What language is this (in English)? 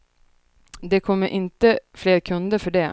Swedish